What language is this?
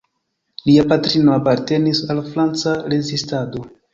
Esperanto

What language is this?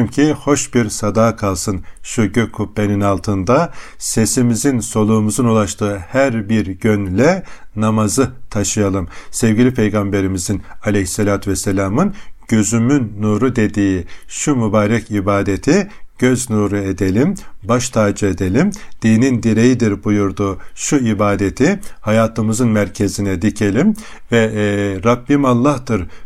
Turkish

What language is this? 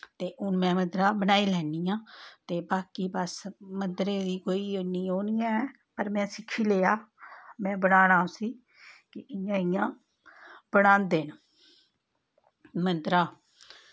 Dogri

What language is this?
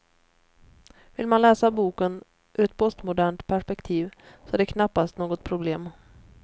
Swedish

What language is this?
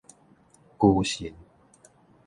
Min Nan Chinese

